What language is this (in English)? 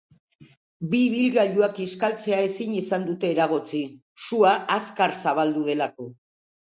Basque